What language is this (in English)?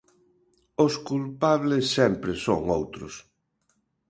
Galician